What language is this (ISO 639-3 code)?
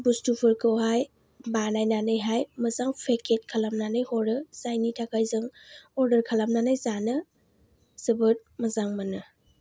brx